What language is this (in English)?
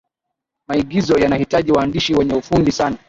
Swahili